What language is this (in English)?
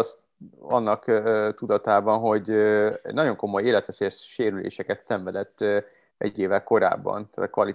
Hungarian